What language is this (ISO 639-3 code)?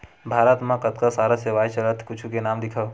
hne